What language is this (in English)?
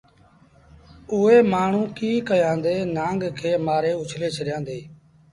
Sindhi Bhil